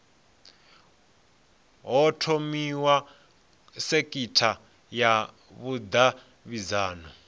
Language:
Venda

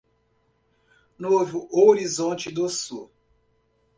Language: Portuguese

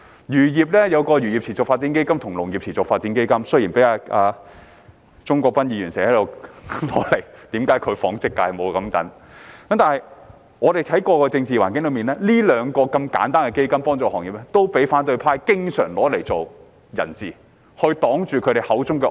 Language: Cantonese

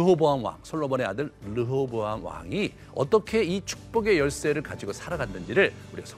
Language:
Korean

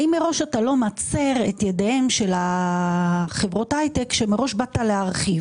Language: Hebrew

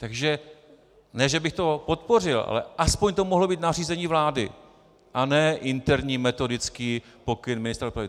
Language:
Czech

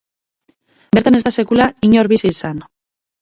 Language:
Basque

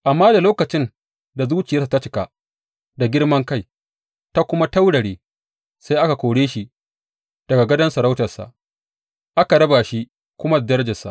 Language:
Hausa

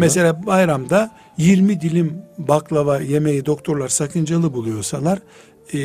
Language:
Turkish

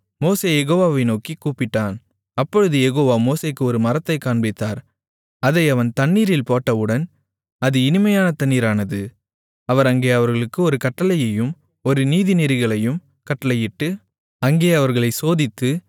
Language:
Tamil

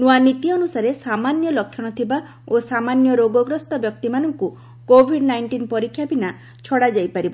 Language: Odia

